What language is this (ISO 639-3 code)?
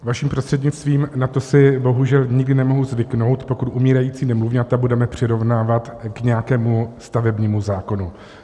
ces